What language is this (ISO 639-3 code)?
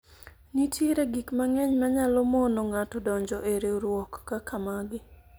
luo